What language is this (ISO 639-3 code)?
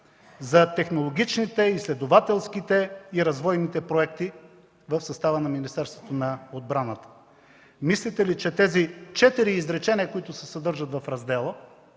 bul